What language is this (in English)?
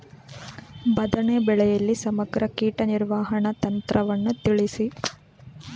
Kannada